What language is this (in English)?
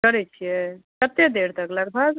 Maithili